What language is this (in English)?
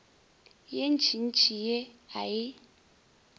Northern Sotho